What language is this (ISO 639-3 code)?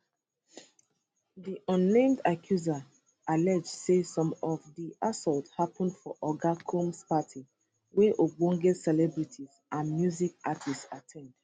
pcm